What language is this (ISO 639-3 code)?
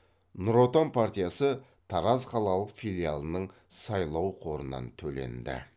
kaz